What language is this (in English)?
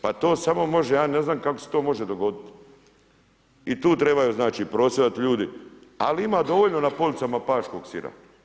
Croatian